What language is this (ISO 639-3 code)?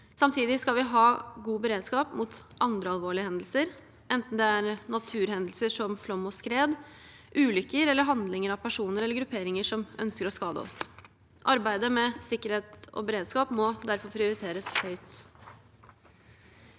nor